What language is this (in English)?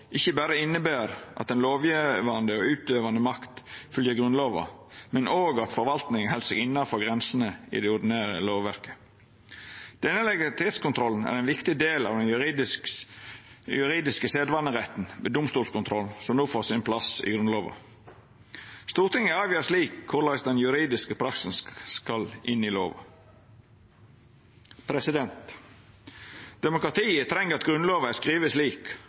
Norwegian Nynorsk